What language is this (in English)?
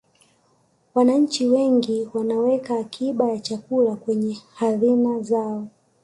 Swahili